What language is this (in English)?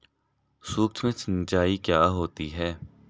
Hindi